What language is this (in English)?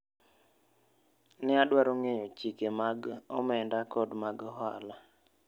Luo (Kenya and Tanzania)